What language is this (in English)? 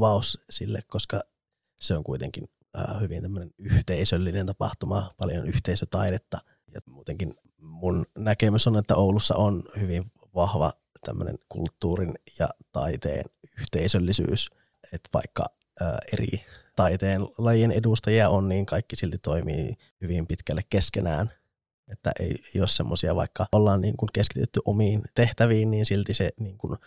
Finnish